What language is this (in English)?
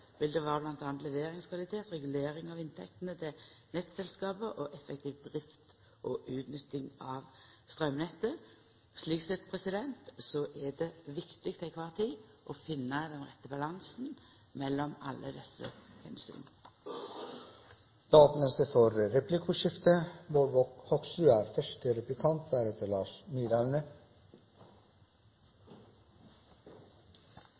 Norwegian